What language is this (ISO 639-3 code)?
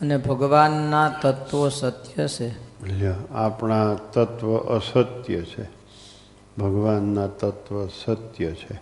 guj